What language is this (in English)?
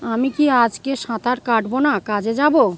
Bangla